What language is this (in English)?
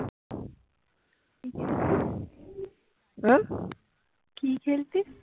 Bangla